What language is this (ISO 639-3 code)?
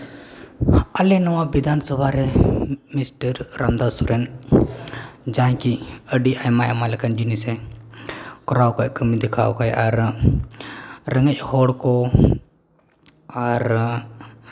sat